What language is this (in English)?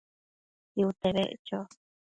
Matsés